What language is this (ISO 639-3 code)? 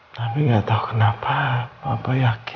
ind